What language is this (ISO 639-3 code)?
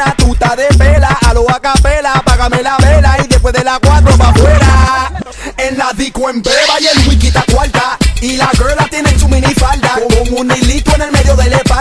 ita